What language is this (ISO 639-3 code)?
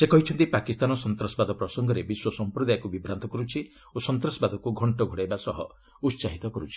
ori